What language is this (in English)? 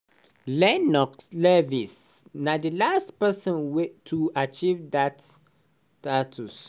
Nigerian Pidgin